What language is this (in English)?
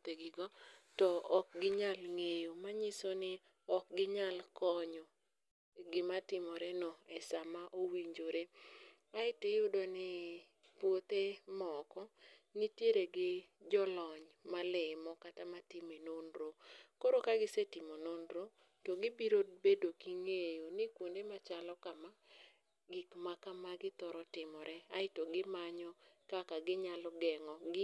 Luo (Kenya and Tanzania)